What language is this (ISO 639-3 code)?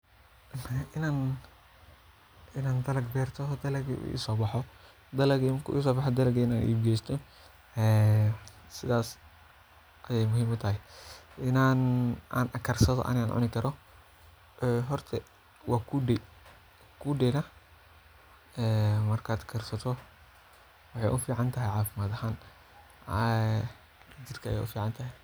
som